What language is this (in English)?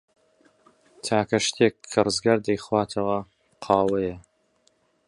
Central Kurdish